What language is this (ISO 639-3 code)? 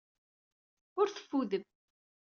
kab